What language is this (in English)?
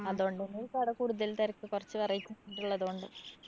Malayalam